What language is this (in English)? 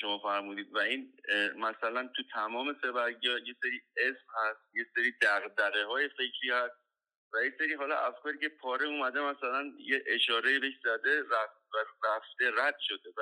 Persian